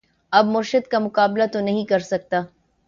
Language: Urdu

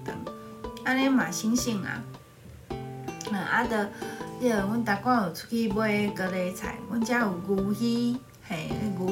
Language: Chinese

